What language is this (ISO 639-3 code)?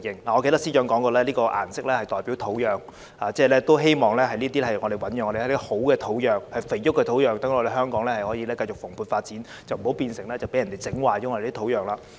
yue